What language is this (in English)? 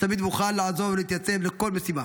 Hebrew